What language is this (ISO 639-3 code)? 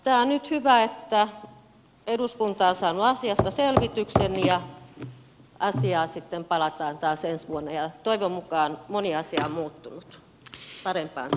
fin